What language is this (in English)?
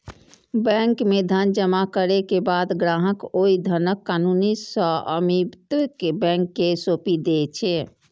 Maithili